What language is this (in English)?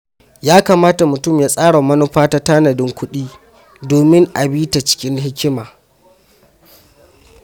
Hausa